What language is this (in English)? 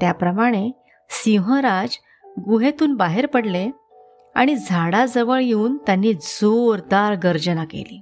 Marathi